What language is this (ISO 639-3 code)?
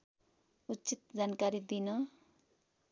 nep